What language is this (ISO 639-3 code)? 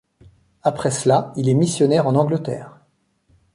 fra